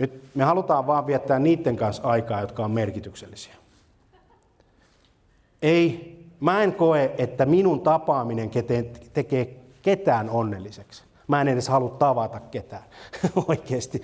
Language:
Finnish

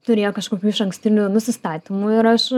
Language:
Lithuanian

